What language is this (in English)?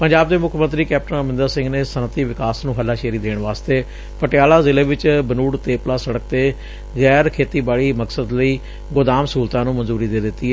Punjabi